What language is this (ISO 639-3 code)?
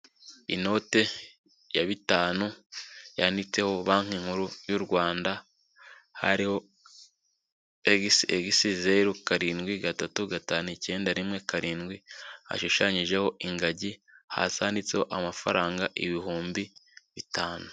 kin